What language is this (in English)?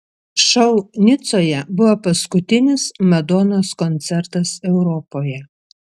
Lithuanian